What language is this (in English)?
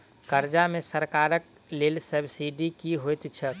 Maithili